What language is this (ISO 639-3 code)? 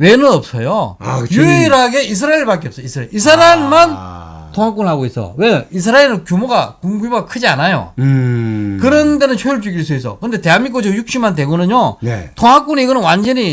kor